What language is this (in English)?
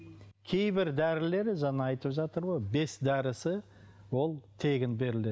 Kazakh